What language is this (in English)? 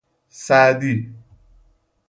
Persian